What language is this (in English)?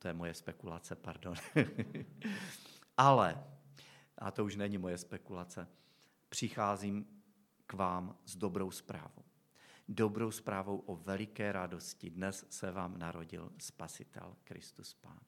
Czech